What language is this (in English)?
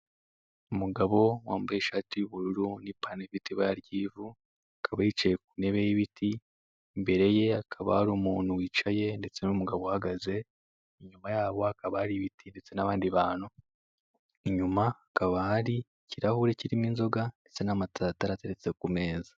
Kinyarwanda